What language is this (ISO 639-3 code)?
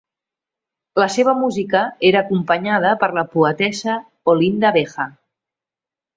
cat